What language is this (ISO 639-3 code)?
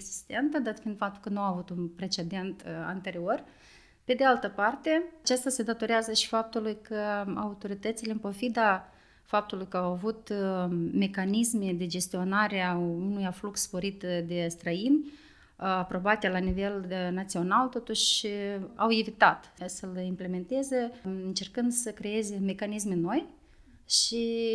ron